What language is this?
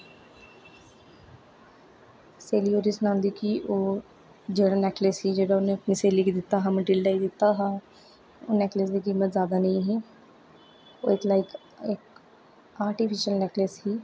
Dogri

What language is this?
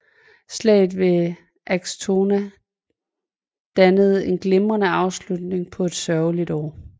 Danish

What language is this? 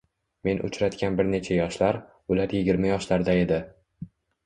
Uzbek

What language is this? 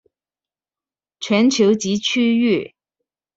Chinese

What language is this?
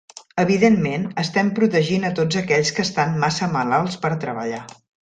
Catalan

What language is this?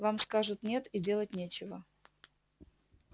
Russian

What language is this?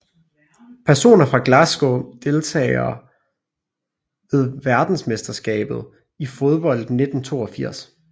Danish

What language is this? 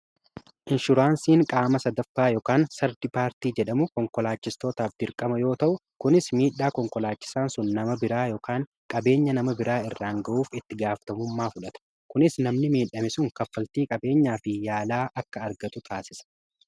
Oromo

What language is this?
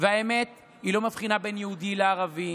Hebrew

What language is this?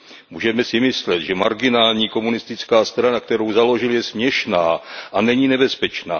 Czech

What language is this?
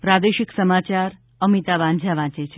Gujarati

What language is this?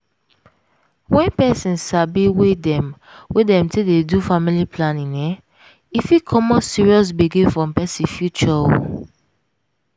Nigerian Pidgin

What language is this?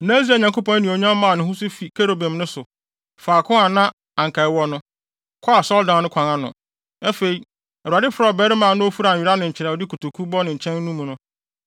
Akan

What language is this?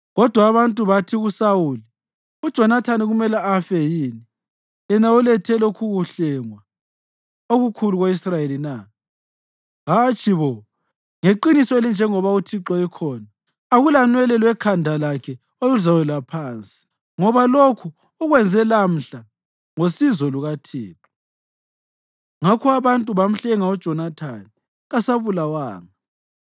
North Ndebele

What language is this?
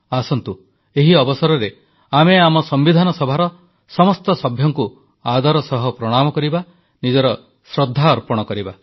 Odia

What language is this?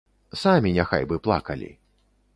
Belarusian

